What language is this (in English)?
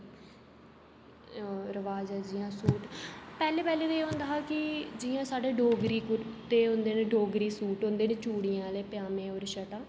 Dogri